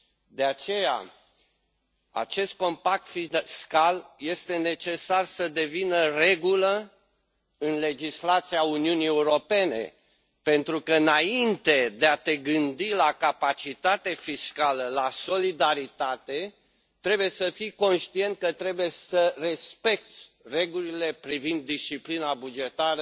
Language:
Romanian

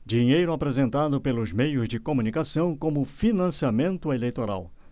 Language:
Portuguese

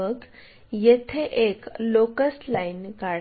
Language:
Marathi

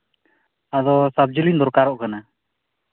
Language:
Santali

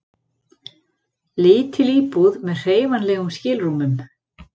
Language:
Icelandic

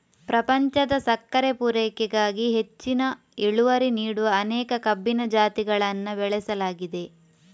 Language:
Kannada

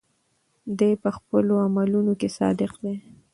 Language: Pashto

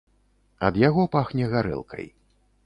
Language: Belarusian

